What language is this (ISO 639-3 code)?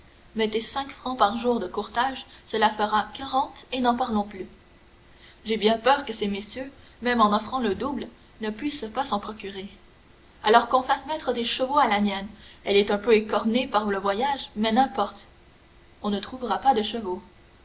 fra